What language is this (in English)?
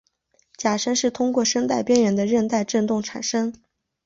Chinese